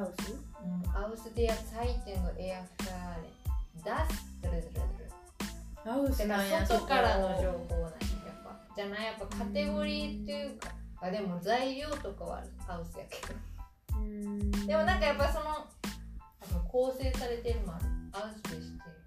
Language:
Japanese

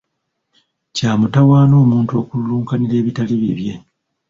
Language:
Ganda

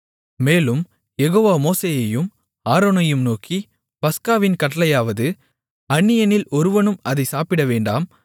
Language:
Tamil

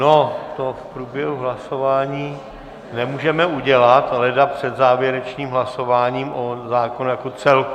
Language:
Czech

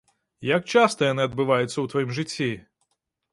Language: Belarusian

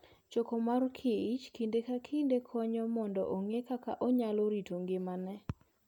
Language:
Luo (Kenya and Tanzania)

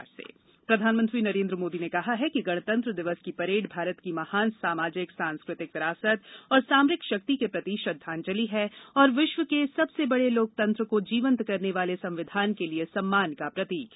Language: Hindi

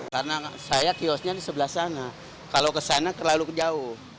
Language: Indonesian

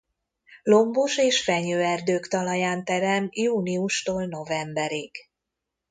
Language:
Hungarian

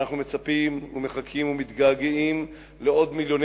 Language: Hebrew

